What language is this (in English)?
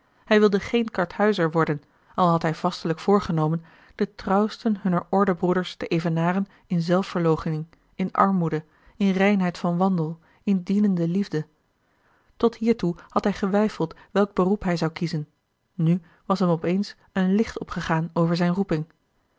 Dutch